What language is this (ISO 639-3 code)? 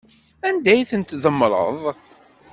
kab